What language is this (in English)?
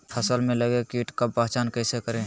Magahi